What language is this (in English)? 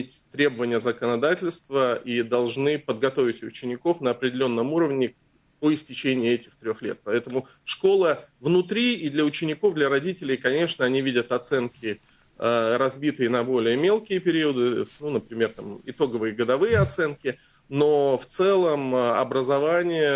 Russian